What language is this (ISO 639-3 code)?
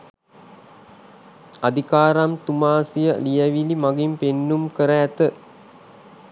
sin